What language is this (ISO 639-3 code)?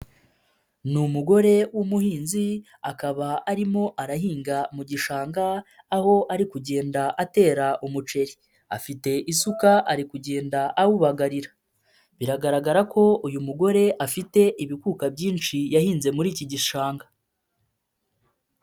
kin